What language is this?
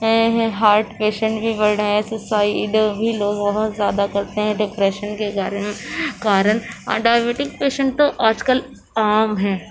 Urdu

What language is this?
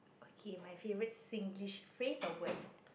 English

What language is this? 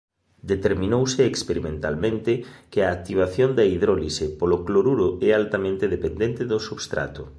Galician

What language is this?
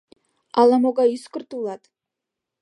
Mari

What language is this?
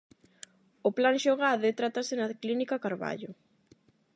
Galician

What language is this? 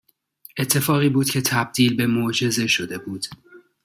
Persian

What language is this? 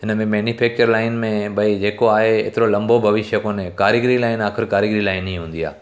Sindhi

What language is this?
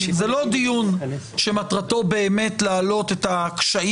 Hebrew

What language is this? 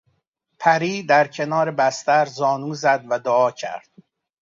Persian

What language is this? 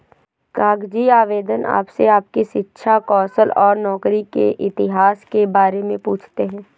Hindi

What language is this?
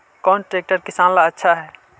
Magahi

